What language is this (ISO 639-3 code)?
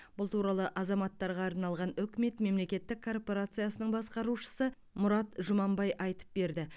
kaz